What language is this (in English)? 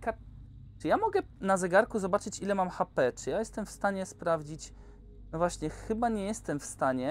Polish